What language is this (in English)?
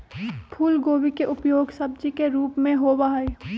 Magahi